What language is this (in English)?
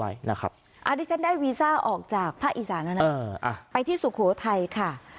Thai